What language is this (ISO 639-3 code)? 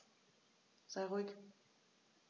deu